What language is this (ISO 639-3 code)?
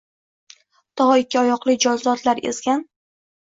uzb